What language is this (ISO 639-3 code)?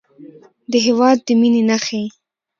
pus